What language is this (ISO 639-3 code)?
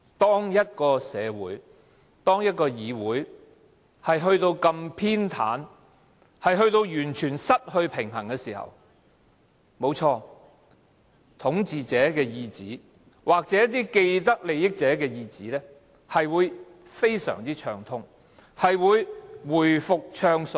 yue